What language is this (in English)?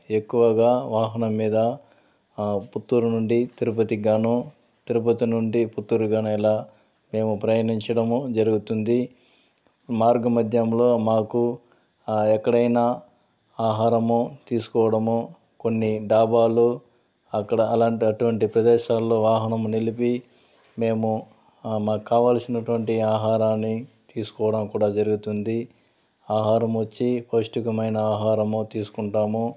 Telugu